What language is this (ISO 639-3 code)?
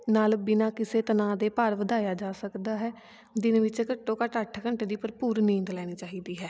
pan